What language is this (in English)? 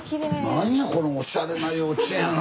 Japanese